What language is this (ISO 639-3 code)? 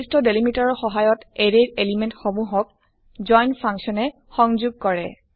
asm